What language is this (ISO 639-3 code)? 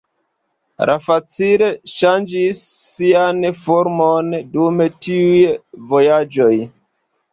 epo